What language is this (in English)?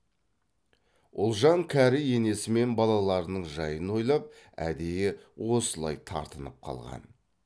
Kazakh